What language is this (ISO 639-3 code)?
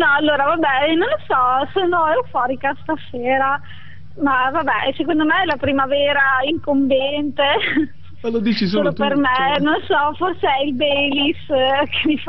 ita